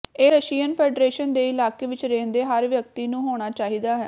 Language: Punjabi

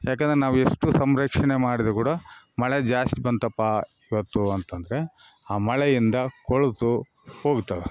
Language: Kannada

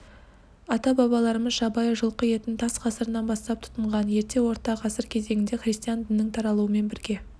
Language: Kazakh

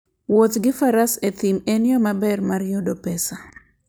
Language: Luo (Kenya and Tanzania)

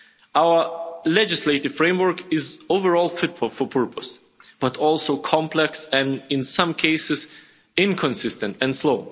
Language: English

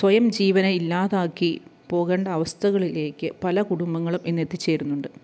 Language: Malayalam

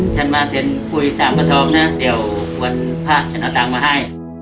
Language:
Thai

